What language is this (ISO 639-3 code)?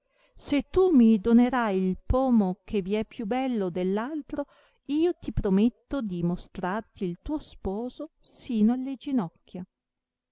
ita